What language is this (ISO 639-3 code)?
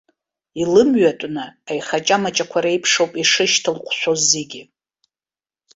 abk